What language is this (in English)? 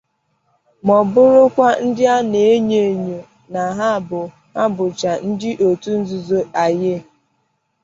Igbo